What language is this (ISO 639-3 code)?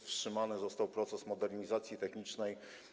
pol